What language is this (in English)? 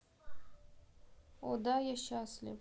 Russian